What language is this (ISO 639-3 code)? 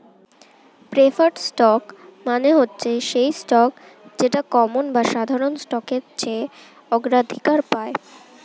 ben